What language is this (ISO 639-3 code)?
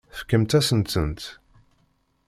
kab